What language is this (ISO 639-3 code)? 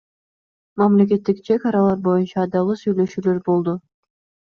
kir